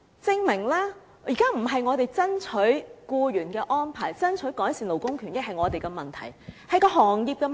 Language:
Cantonese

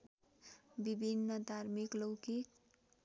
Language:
Nepali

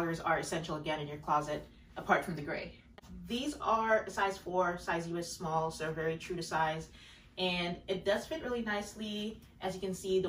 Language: English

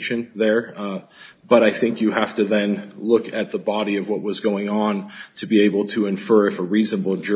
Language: English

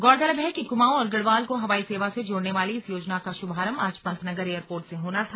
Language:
Hindi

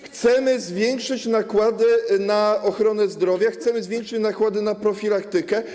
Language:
Polish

